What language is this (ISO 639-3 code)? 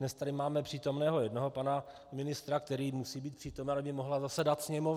ces